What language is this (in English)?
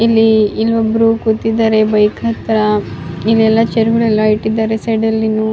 Kannada